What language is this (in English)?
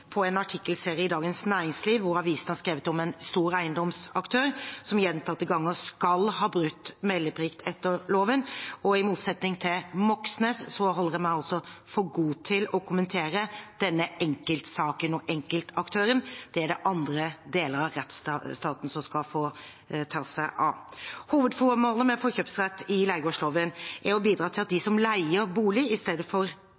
Norwegian Bokmål